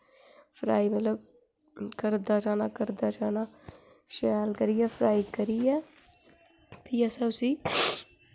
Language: Dogri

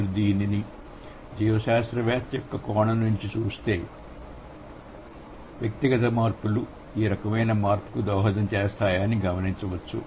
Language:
Telugu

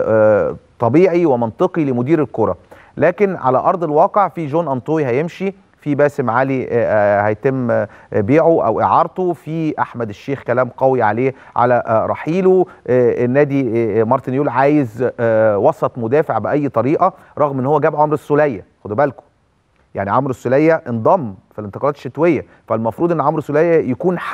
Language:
Arabic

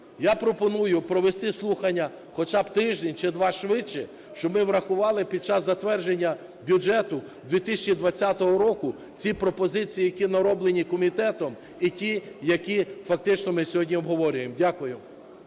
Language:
Ukrainian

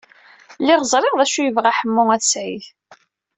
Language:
Kabyle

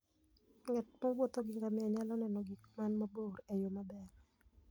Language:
Luo (Kenya and Tanzania)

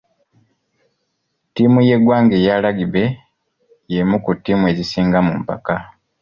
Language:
Ganda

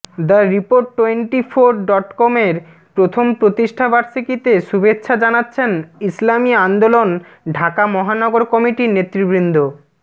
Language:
Bangla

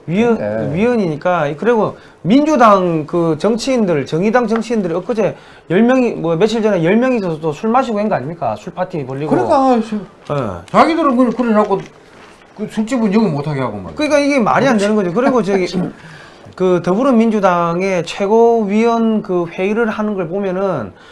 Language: Korean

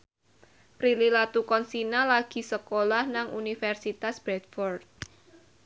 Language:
Javanese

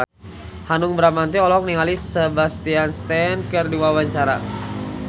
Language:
Sundanese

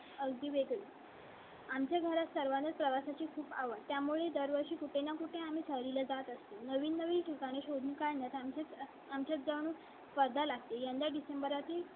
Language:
Marathi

